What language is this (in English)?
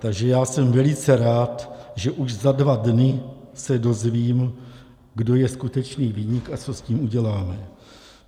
Czech